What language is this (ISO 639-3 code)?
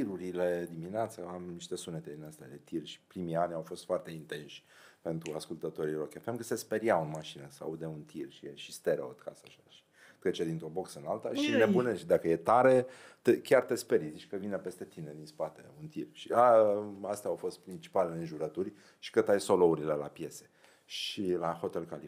ron